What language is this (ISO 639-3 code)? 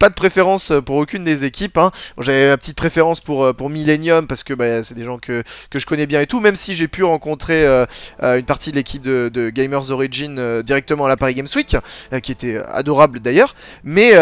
fra